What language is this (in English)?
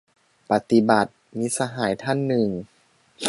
Thai